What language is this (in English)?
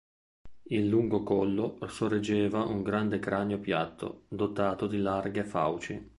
Italian